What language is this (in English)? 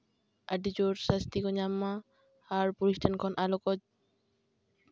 Santali